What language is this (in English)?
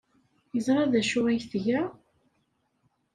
Kabyle